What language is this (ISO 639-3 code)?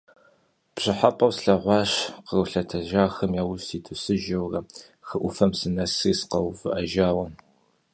kbd